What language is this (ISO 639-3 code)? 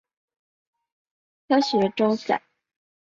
zho